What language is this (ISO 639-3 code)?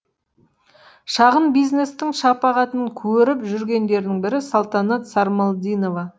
kaz